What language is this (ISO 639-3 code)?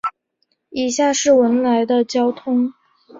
zho